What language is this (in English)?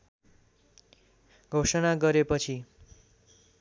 Nepali